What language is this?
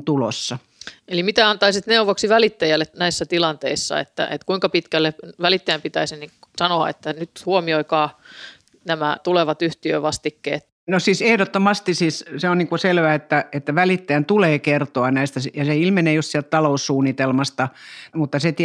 Finnish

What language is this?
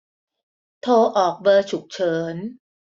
Thai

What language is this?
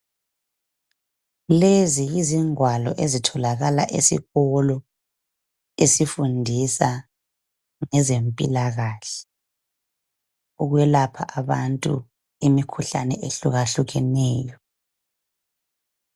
North Ndebele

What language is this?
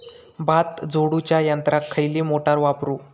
Marathi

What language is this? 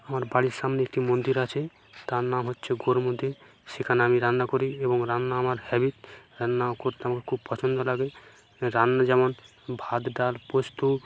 Bangla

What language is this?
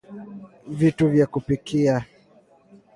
Swahili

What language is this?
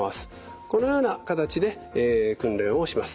Japanese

